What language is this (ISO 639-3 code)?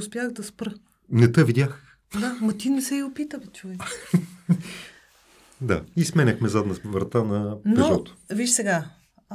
bul